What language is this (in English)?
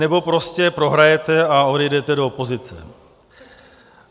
Czech